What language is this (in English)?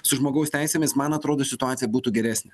Lithuanian